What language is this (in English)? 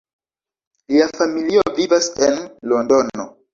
Esperanto